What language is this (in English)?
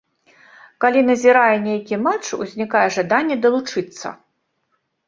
Belarusian